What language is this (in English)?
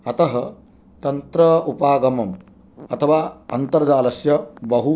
Sanskrit